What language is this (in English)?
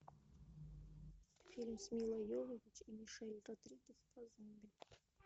Russian